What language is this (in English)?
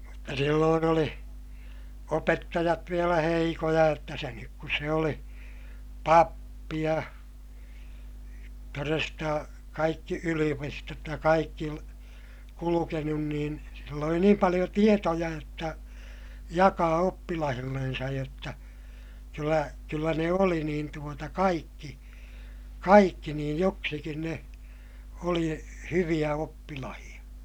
Finnish